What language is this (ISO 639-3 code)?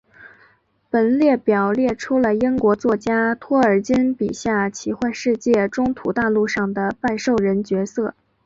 zho